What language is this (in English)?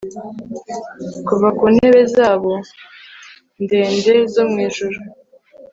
Kinyarwanda